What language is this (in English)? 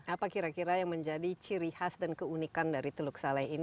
Indonesian